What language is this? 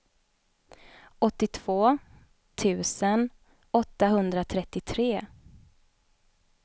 Swedish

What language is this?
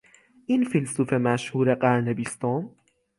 Persian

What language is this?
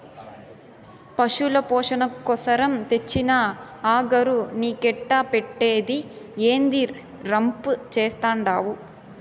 Telugu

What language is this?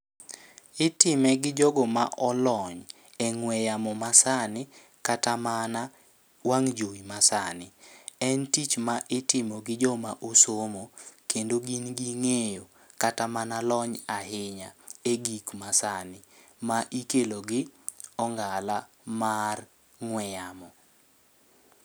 Luo (Kenya and Tanzania)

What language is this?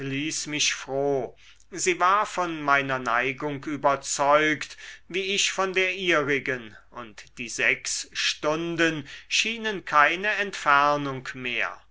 German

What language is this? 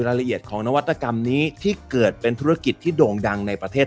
Thai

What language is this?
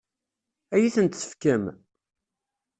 Kabyle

